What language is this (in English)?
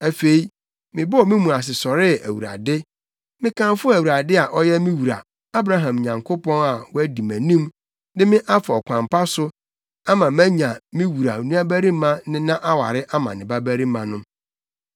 Akan